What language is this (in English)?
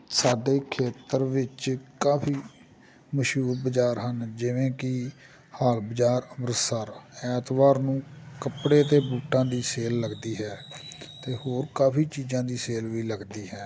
Punjabi